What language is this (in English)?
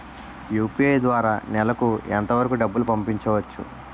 Telugu